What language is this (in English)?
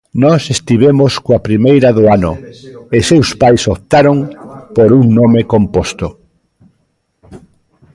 Galician